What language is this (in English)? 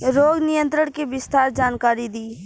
Bhojpuri